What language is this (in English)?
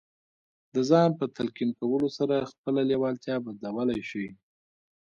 Pashto